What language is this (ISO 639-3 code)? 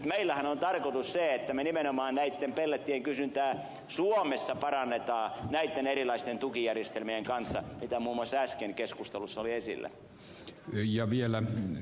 fin